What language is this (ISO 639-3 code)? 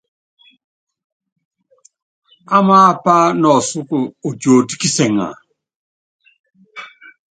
yav